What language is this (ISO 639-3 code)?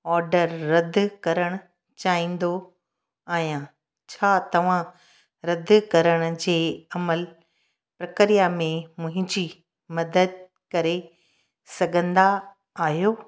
snd